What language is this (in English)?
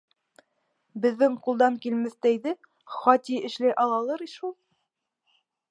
Bashkir